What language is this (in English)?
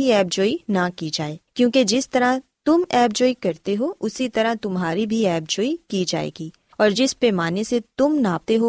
Urdu